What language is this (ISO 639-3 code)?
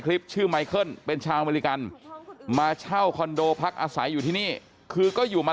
tha